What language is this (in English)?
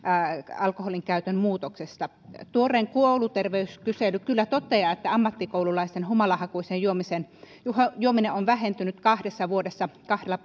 Finnish